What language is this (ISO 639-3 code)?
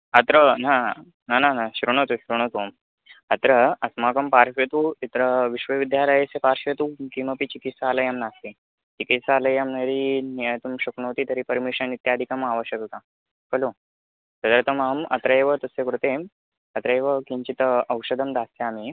san